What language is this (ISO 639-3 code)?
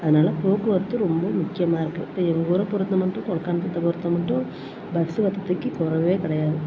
tam